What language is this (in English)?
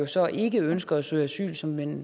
Danish